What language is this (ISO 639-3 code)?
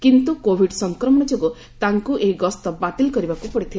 ori